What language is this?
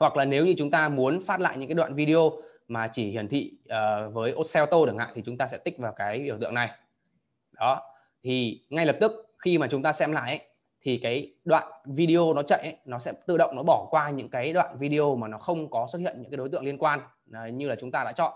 Vietnamese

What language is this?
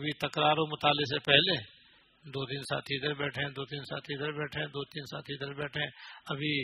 Urdu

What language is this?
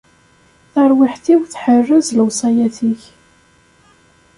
Kabyle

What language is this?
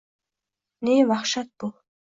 Uzbek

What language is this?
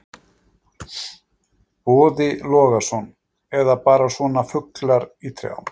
Icelandic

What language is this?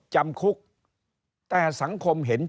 Thai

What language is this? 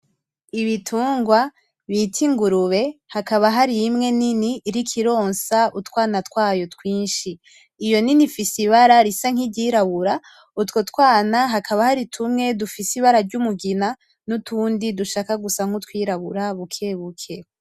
Rundi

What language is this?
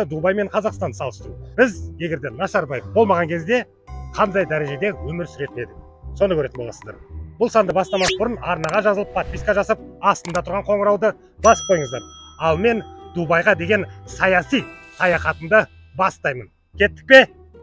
Turkish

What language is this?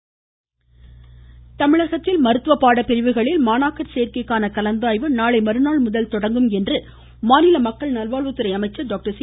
Tamil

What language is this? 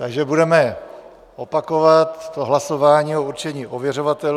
Czech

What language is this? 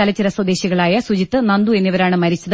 Malayalam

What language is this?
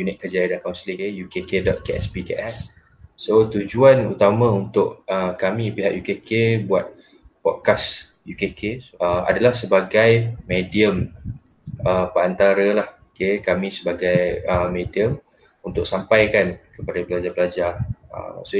Malay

